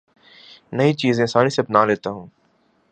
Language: Urdu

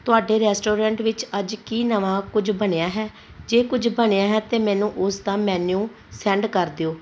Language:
Punjabi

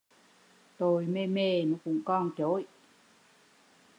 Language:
Vietnamese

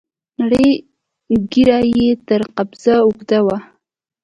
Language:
Pashto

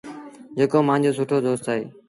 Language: Sindhi Bhil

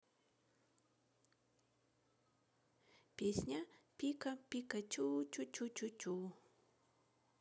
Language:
Russian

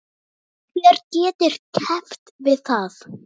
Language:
Icelandic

